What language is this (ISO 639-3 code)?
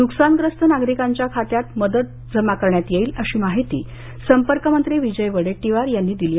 mar